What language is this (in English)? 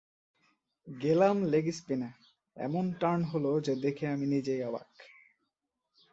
Bangla